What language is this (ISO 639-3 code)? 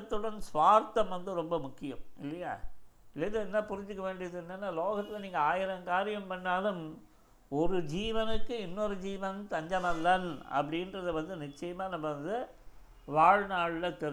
tam